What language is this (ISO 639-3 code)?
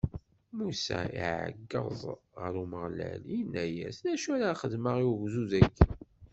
kab